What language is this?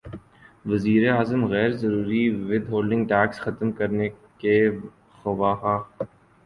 Urdu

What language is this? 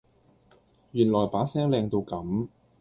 Cantonese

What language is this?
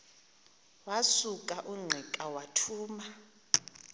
Xhosa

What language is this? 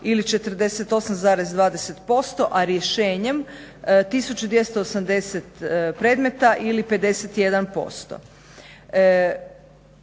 Croatian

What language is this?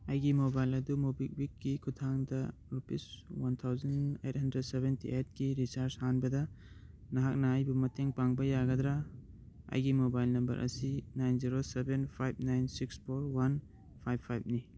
Manipuri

